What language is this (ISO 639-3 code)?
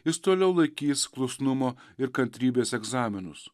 lit